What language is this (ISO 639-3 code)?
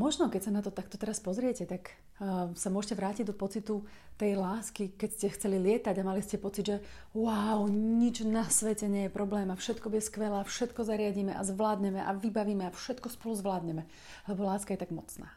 slk